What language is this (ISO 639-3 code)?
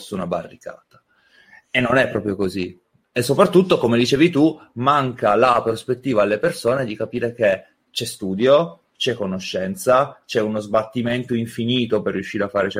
ita